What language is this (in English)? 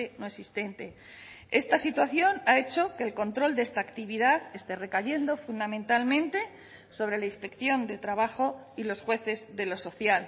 Spanish